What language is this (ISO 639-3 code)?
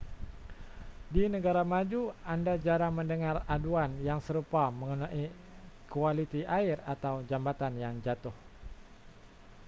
msa